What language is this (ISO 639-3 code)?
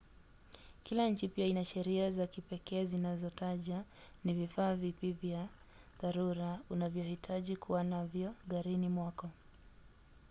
swa